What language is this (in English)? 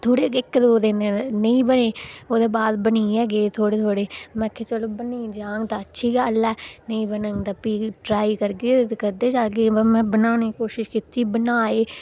Dogri